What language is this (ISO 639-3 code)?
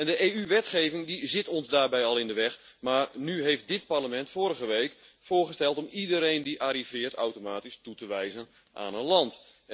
nld